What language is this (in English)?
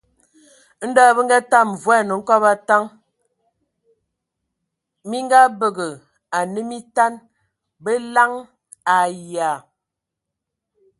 Ewondo